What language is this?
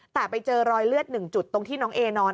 Thai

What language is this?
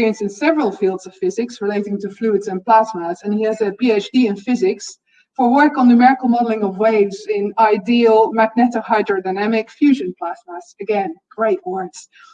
English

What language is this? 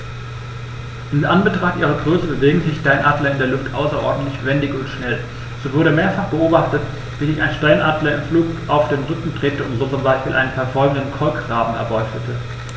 German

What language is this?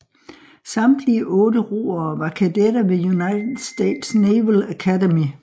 Danish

